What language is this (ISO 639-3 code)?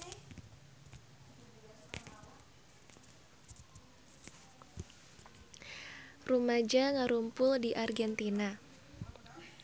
sun